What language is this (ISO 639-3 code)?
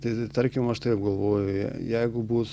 lit